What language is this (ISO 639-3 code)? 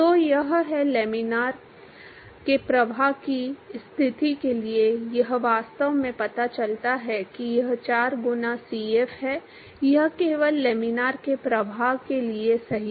hin